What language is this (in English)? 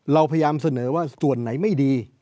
Thai